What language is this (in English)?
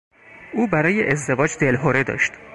Persian